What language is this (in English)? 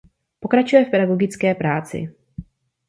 Czech